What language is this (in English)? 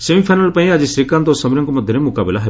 Odia